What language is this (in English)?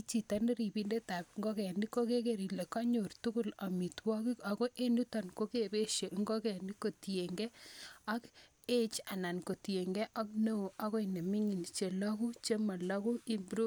Kalenjin